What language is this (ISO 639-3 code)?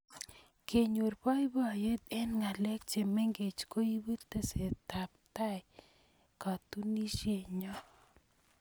kln